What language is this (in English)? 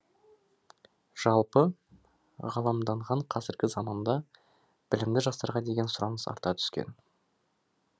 Kazakh